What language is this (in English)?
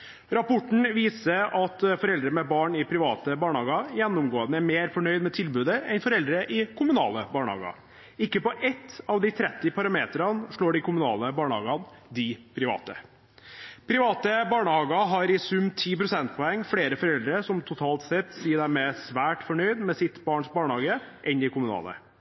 Norwegian Bokmål